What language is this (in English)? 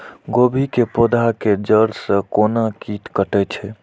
Maithili